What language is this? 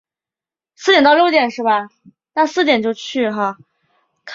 Chinese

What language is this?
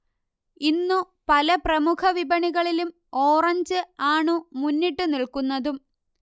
Malayalam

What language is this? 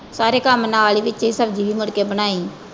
Punjabi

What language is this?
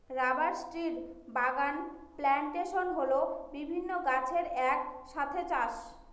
Bangla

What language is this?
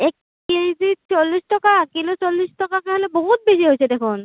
Assamese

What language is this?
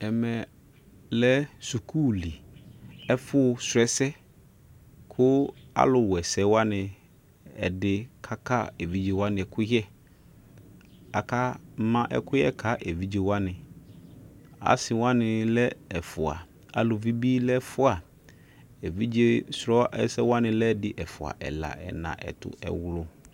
Ikposo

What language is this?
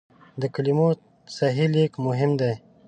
Pashto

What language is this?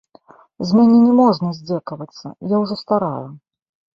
Belarusian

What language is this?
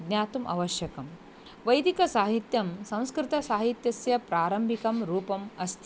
Sanskrit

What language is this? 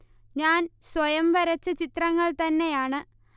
Malayalam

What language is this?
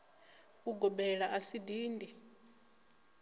Venda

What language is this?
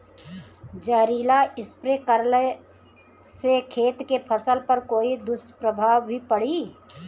Bhojpuri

